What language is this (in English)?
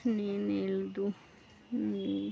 Kannada